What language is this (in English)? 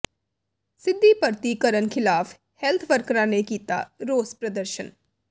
Punjabi